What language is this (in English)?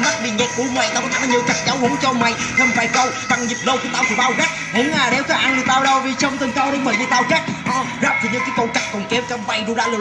Vietnamese